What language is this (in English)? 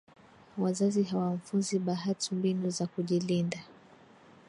Swahili